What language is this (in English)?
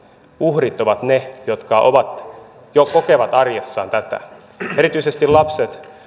Finnish